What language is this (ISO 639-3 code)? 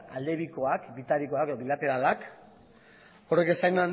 eus